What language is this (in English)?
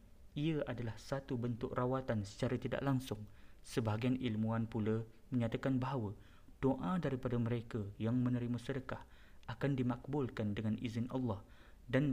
Malay